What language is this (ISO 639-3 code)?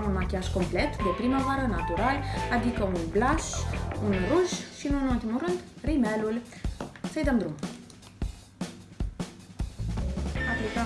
ron